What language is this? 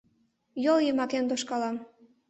Mari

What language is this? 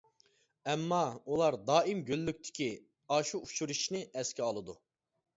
Uyghur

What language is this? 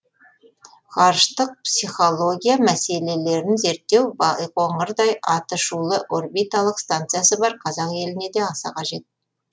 Kazakh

